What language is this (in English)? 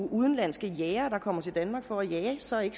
Danish